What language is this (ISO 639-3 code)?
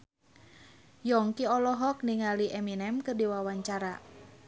sun